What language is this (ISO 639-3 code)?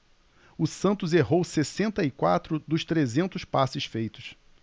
por